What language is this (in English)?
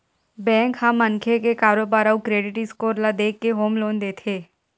Chhattisgarhi